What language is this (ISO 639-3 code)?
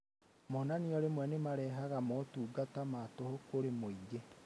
kik